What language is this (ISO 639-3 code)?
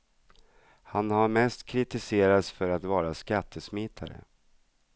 swe